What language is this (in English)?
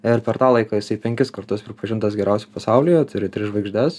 Lithuanian